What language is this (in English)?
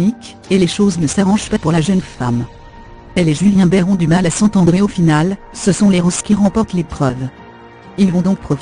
French